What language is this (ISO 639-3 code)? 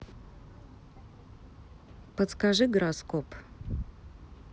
rus